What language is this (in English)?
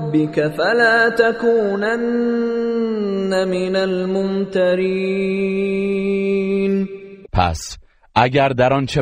Persian